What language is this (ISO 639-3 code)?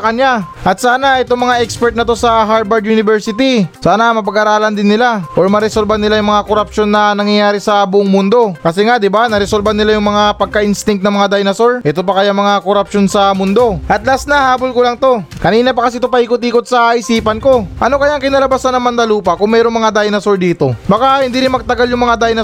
fil